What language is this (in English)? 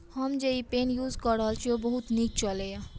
Maithili